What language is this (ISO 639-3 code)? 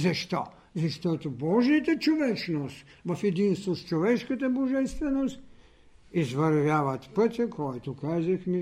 bul